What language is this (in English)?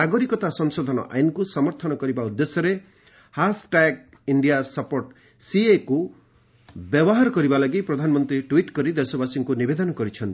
Odia